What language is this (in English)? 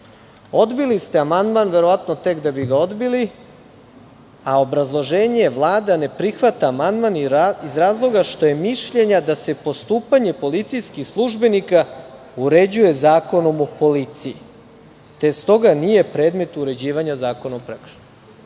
Serbian